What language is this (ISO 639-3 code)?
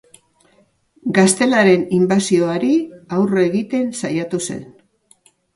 eus